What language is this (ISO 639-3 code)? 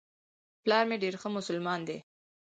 pus